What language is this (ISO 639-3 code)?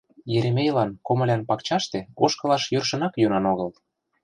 chm